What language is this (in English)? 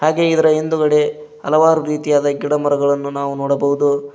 Kannada